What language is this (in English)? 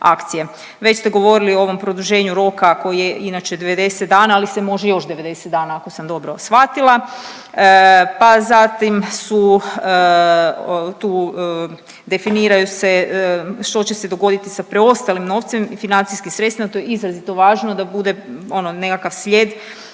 Croatian